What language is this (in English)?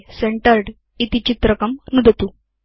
Sanskrit